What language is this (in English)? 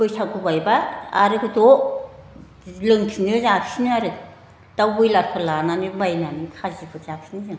Bodo